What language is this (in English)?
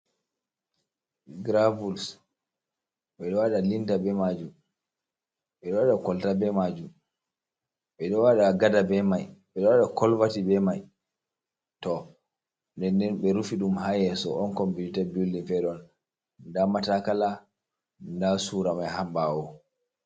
Fula